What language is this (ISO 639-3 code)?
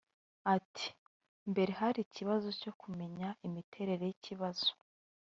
kin